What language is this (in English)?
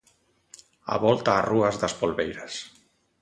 Galician